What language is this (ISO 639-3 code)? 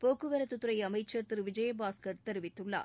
tam